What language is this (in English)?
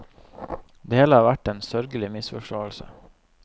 Norwegian